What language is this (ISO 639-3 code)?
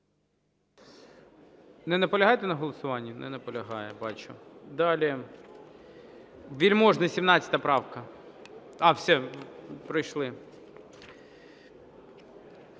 ukr